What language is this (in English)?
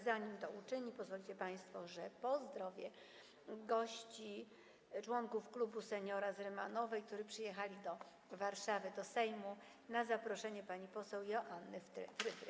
Polish